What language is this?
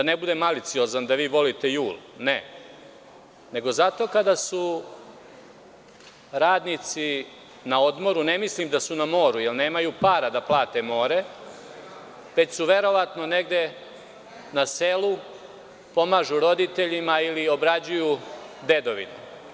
Serbian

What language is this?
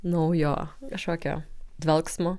Lithuanian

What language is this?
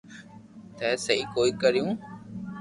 Loarki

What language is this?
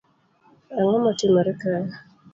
Luo (Kenya and Tanzania)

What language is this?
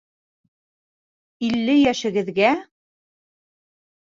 Bashkir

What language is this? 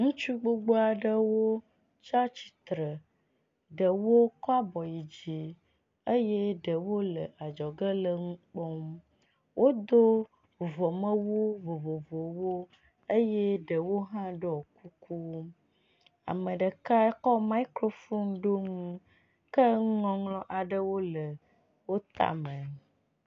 Ewe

